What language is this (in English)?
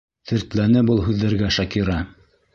Bashkir